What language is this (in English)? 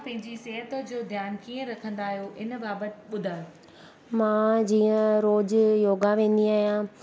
Sindhi